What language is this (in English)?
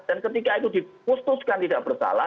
Indonesian